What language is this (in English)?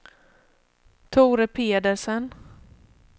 Swedish